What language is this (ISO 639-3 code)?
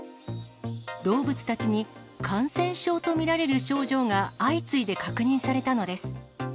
jpn